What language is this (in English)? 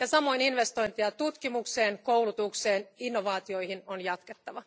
Finnish